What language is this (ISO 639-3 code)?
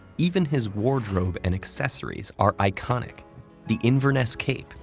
eng